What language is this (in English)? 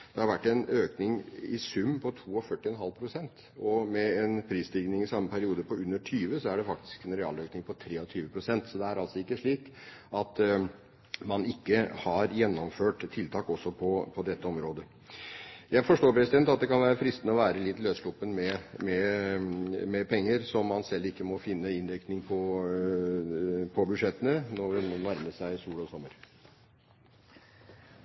Norwegian Bokmål